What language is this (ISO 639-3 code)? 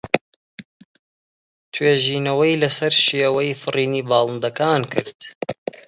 ckb